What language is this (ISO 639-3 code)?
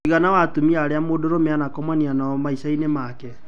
kik